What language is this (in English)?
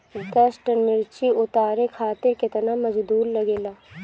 Bhojpuri